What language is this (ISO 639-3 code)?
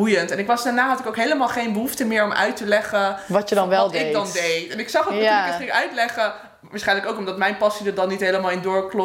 nld